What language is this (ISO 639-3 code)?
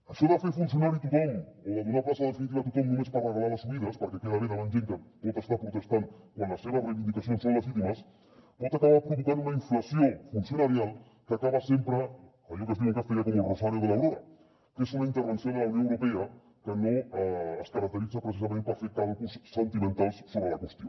cat